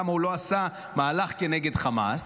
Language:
Hebrew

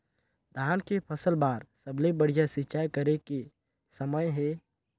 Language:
Chhattisgarhi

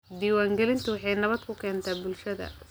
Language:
Somali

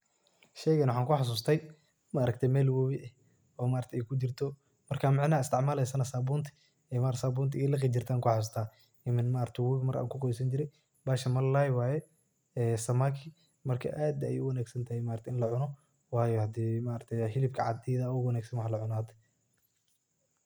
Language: Somali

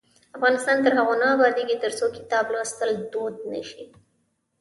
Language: Pashto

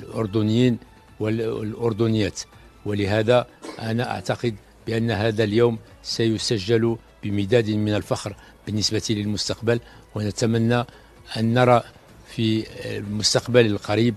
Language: Arabic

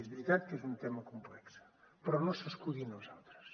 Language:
Catalan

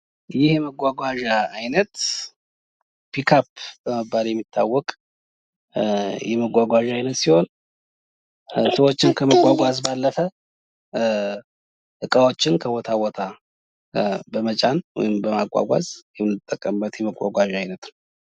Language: Amharic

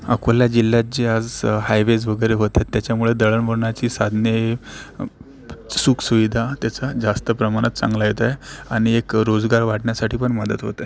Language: Marathi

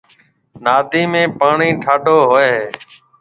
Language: Marwari (Pakistan)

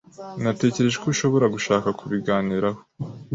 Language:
Kinyarwanda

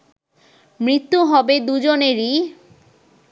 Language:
Bangla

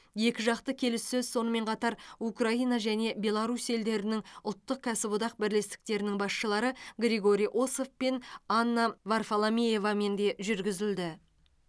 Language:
Kazakh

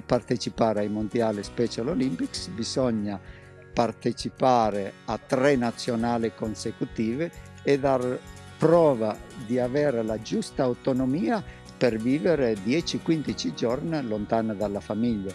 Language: Italian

